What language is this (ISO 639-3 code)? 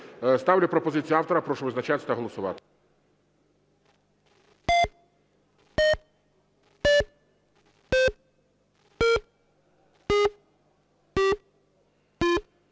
ukr